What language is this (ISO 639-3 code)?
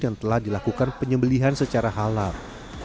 ind